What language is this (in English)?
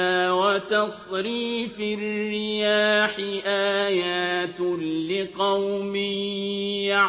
Arabic